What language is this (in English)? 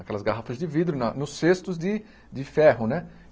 Portuguese